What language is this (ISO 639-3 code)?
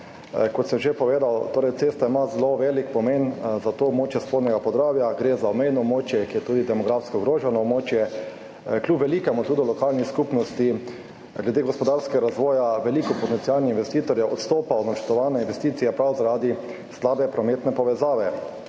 slv